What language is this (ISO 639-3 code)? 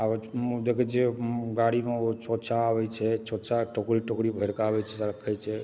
mai